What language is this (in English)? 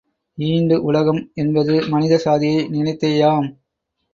Tamil